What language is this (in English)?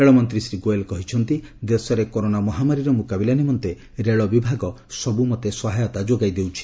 Odia